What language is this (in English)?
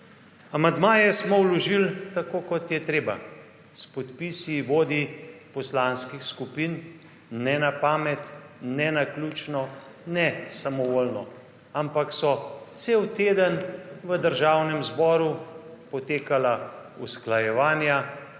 Slovenian